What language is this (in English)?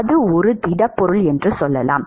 Tamil